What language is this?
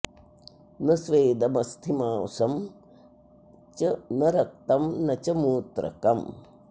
Sanskrit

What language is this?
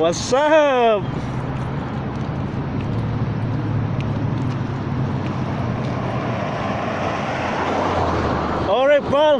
Indonesian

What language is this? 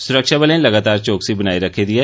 Dogri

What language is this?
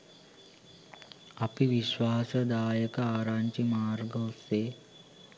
Sinhala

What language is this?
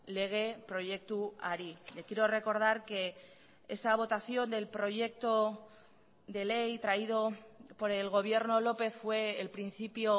Spanish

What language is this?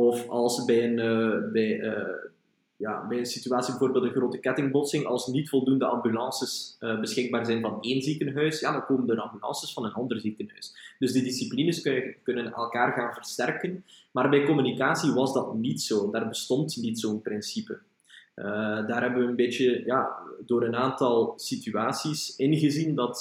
Dutch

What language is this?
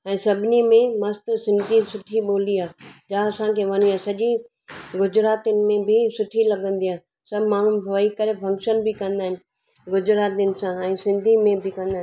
Sindhi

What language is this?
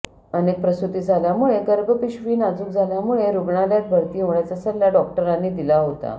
Marathi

